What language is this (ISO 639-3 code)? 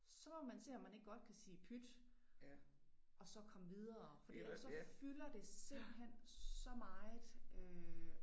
dan